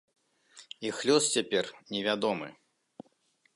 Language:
Belarusian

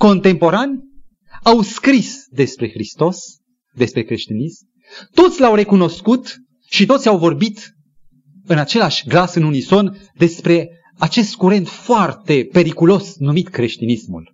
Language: Romanian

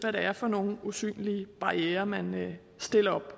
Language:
Danish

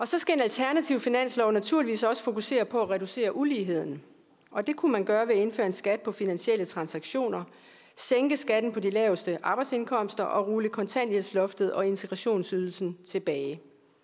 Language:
Danish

